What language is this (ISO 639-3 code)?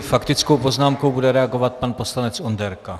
ces